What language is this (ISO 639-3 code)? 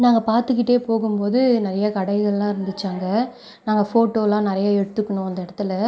tam